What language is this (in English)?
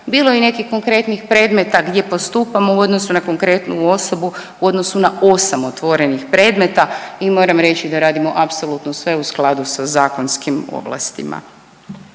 Croatian